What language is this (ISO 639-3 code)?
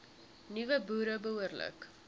afr